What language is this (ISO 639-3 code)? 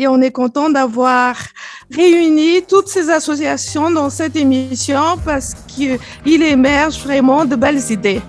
fra